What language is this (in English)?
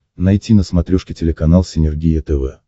Russian